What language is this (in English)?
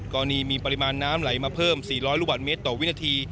Thai